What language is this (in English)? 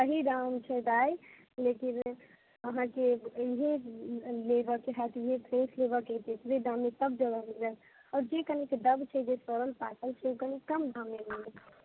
Maithili